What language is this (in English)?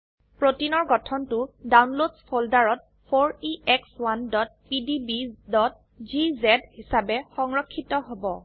Assamese